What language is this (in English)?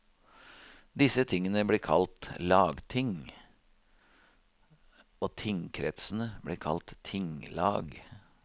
Norwegian